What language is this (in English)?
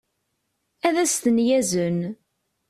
Kabyle